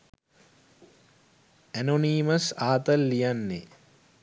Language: Sinhala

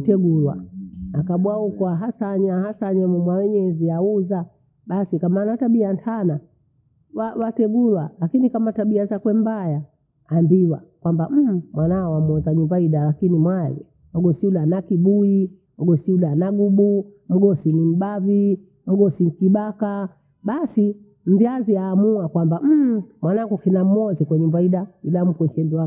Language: Bondei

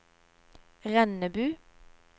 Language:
Norwegian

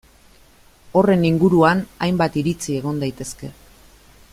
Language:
Basque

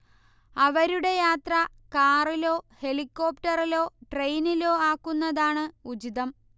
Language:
Malayalam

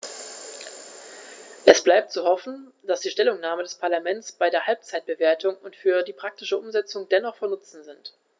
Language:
German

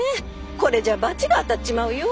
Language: Japanese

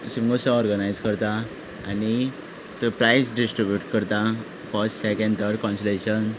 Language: Konkani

